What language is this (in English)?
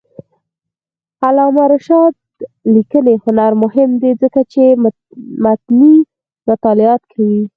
Pashto